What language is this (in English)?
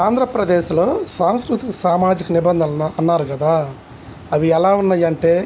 Telugu